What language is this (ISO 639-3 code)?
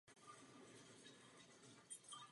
ces